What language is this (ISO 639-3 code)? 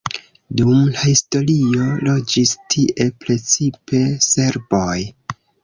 epo